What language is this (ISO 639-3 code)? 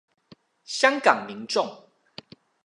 zho